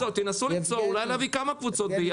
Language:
Hebrew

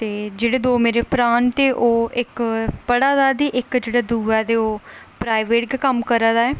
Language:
Dogri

